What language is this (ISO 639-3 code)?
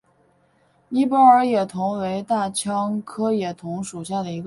zho